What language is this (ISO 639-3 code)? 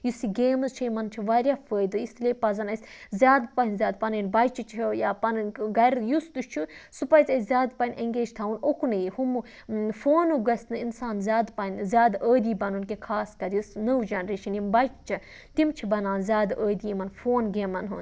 kas